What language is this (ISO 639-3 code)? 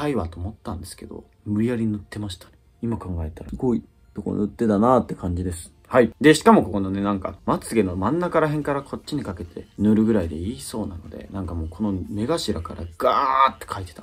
jpn